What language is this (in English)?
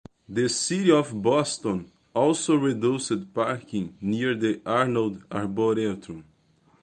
English